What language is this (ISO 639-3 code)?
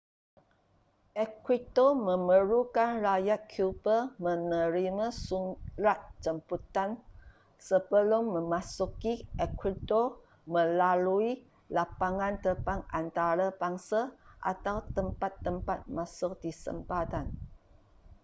msa